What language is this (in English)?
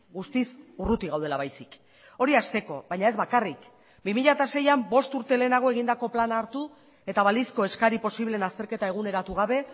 Basque